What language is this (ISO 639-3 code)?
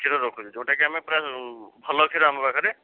ori